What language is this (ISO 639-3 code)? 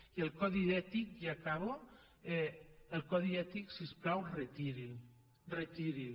cat